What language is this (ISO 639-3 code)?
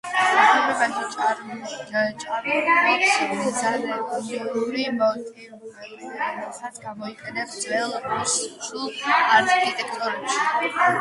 kat